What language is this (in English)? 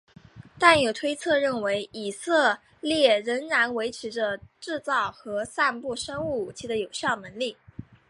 Chinese